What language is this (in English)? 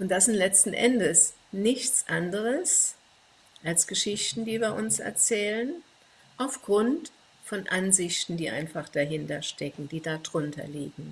German